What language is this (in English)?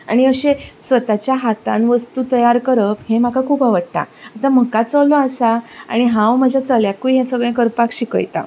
Konkani